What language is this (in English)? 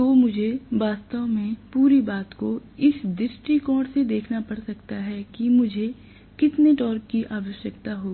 Hindi